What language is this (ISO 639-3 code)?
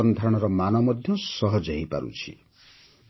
ori